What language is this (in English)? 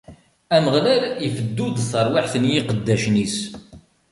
Kabyle